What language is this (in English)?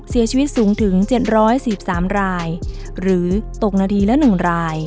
Thai